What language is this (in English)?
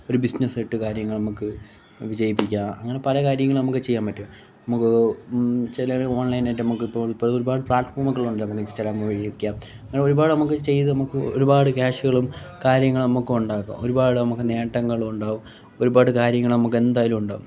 Malayalam